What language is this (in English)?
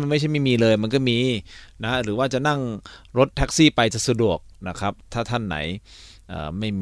Thai